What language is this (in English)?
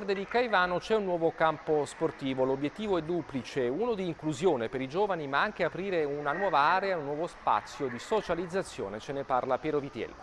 Italian